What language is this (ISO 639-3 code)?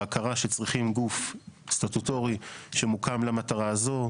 heb